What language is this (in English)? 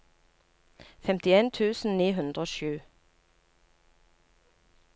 Norwegian